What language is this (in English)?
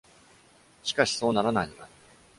Japanese